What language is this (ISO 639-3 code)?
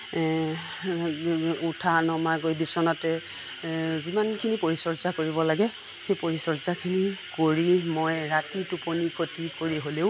asm